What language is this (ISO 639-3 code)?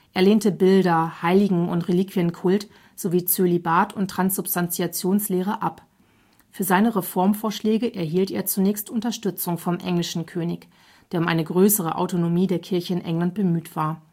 deu